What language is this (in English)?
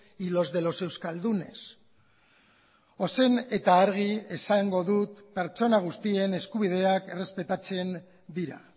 Basque